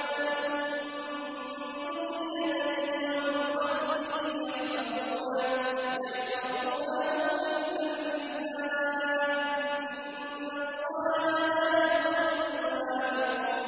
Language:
Arabic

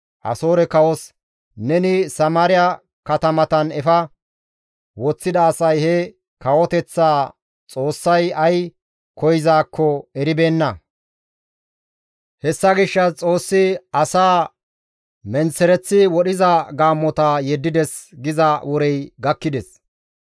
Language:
Gamo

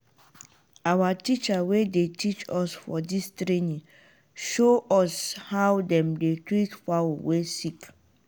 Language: Nigerian Pidgin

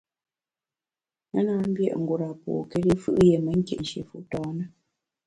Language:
Bamun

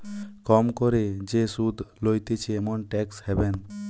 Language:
Bangla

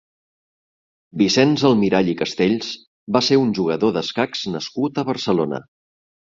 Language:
Catalan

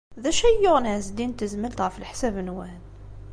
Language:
Kabyle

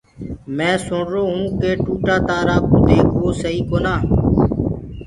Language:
Gurgula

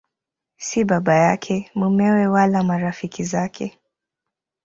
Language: Swahili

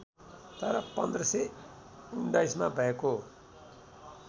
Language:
Nepali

